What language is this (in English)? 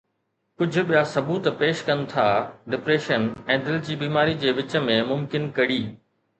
Sindhi